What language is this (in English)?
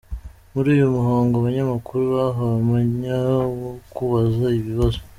Kinyarwanda